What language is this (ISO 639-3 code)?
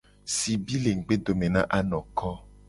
gej